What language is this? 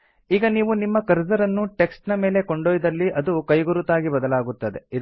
Kannada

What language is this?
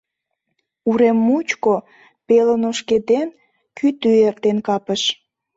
Mari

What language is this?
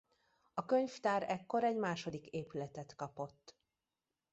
Hungarian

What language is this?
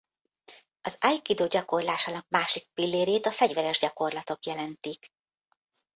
Hungarian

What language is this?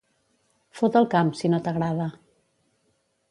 Catalan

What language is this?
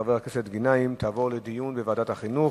Hebrew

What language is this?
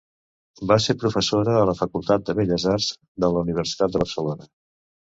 Catalan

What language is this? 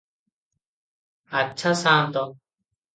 Odia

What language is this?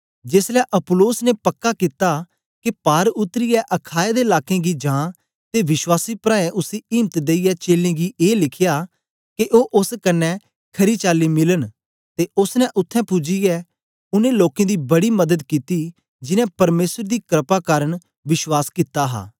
Dogri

